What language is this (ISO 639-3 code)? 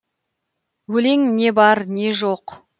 kaz